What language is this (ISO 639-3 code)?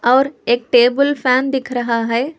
hin